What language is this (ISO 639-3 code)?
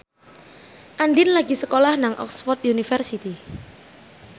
jav